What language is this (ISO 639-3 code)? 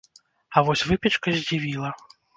bel